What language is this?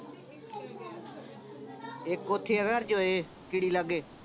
Punjabi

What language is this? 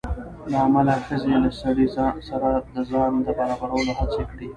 Pashto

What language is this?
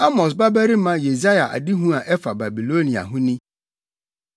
Akan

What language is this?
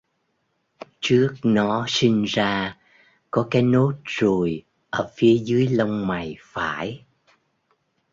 Vietnamese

